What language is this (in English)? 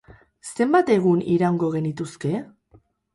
Basque